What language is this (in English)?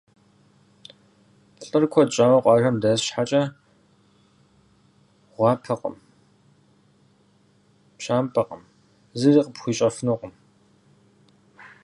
Kabardian